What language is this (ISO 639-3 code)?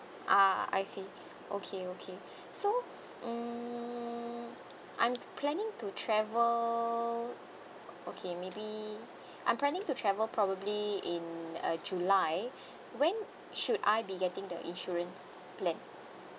eng